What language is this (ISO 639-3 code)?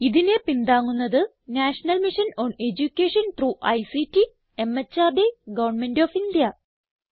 mal